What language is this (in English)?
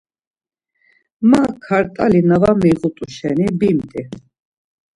Laz